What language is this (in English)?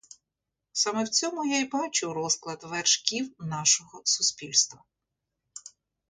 Ukrainian